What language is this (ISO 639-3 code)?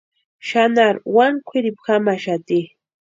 pua